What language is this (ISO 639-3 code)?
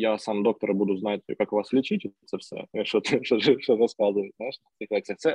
ukr